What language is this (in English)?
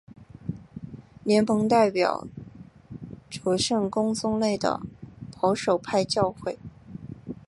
Chinese